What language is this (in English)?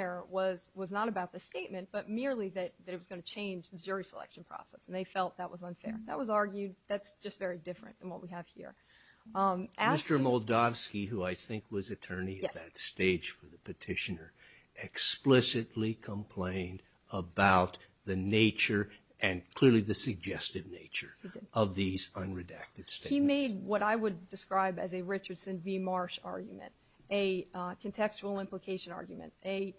English